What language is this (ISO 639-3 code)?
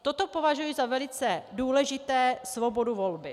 ces